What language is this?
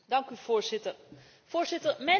Dutch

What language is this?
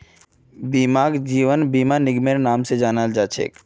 Magahi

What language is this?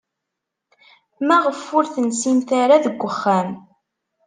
Kabyle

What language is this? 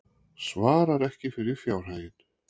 Icelandic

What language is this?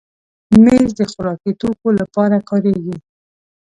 Pashto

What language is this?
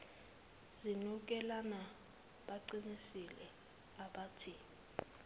Zulu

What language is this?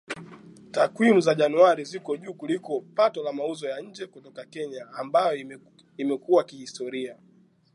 Swahili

